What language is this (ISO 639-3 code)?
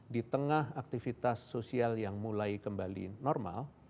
ind